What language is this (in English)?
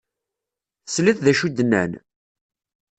Kabyle